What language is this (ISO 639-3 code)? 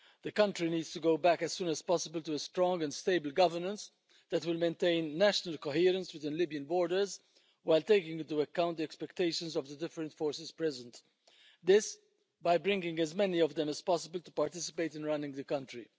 eng